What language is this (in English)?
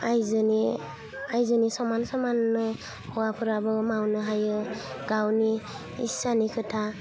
Bodo